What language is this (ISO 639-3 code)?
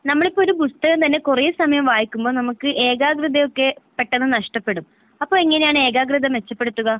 mal